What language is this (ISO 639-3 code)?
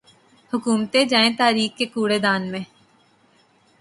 urd